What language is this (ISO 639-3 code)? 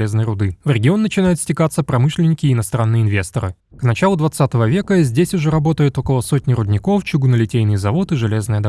rus